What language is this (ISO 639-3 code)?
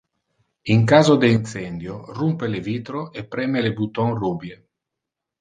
ina